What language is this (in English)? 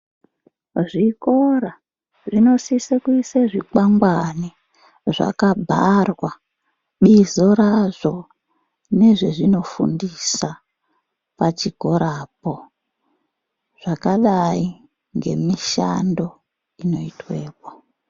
Ndau